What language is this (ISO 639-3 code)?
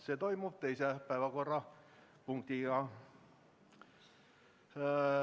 est